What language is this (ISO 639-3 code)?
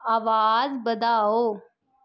doi